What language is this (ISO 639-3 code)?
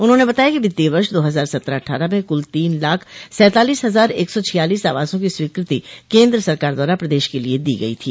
hin